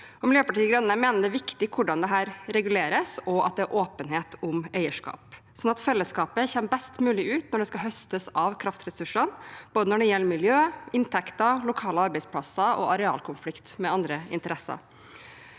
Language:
Norwegian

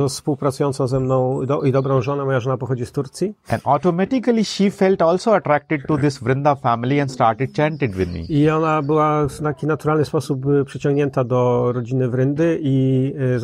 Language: Polish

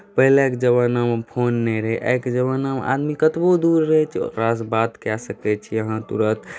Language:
Maithili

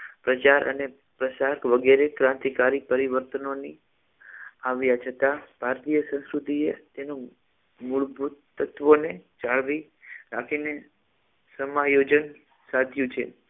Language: Gujarati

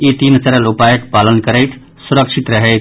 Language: Maithili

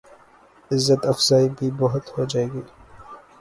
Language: Urdu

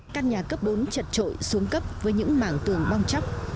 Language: Vietnamese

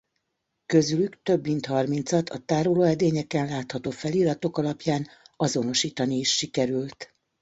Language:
Hungarian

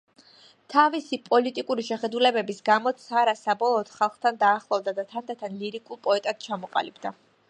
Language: Georgian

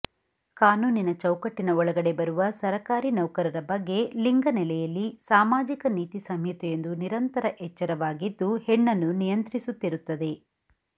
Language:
Kannada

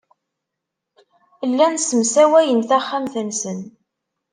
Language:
Kabyle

